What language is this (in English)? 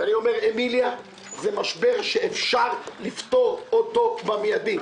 Hebrew